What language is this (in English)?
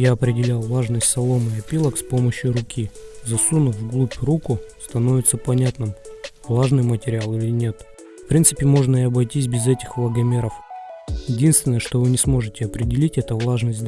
Russian